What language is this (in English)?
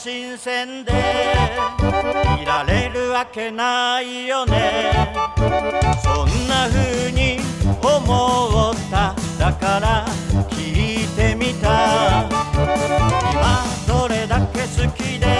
Japanese